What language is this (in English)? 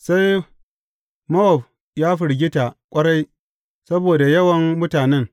Hausa